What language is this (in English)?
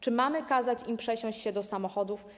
Polish